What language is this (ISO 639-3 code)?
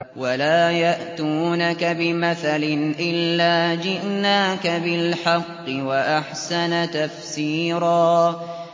ara